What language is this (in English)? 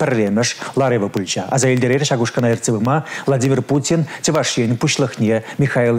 Russian